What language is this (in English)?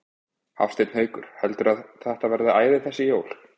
Icelandic